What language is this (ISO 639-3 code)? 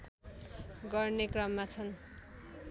nep